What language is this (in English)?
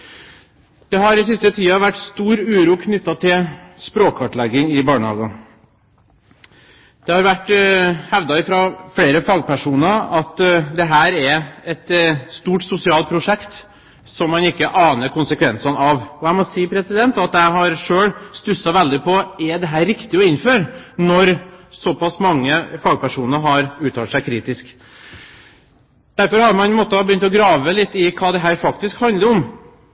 Norwegian Bokmål